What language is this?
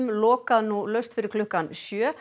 Icelandic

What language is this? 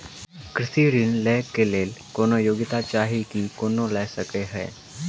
Maithili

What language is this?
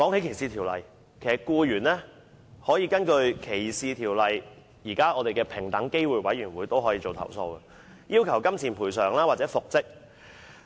Cantonese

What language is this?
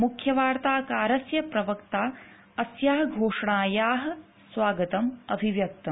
Sanskrit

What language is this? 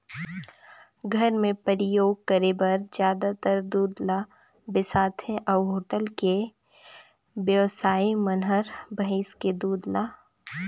Chhattisgarhi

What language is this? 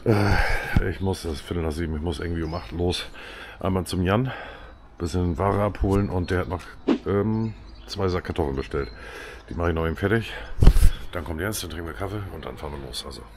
German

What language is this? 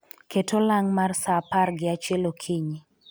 Luo (Kenya and Tanzania)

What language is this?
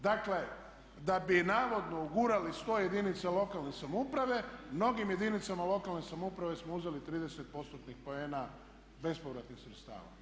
Croatian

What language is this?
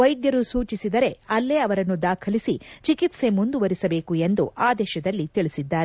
Kannada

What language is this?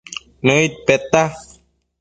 Matsés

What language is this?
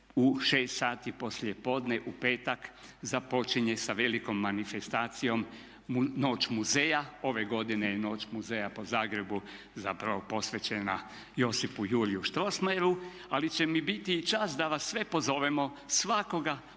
Croatian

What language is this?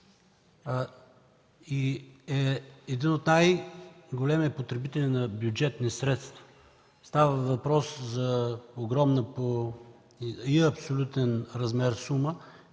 Bulgarian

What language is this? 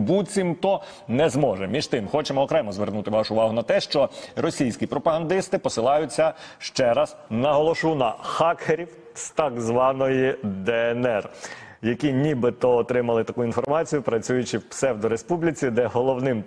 Ukrainian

